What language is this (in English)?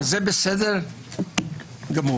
Hebrew